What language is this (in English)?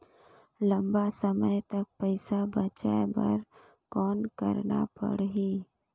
Chhattisgarhi